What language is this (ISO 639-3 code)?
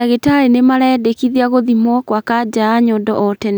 kik